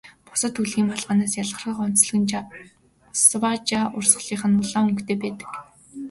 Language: Mongolian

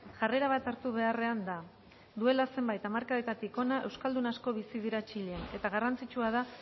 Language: Basque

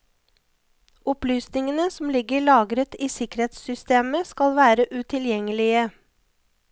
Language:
Norwegian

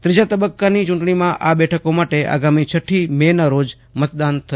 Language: Gujarati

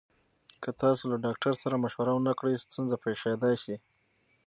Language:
Pashto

